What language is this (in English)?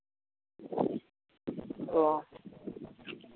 Santali